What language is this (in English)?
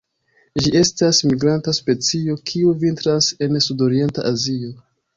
Esperanto